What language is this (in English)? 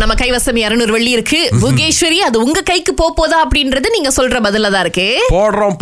Tamil